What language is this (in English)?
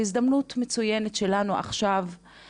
Hebrew